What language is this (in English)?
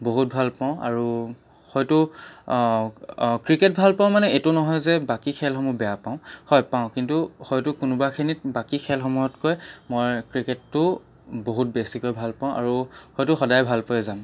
Assamese